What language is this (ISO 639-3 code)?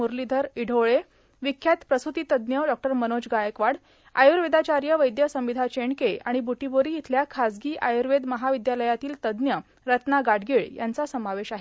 mar